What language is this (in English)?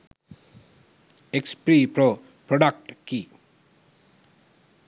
Sinhala